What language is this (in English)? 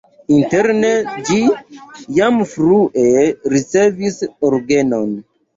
Esperanto